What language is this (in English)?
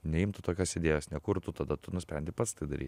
Lithuanian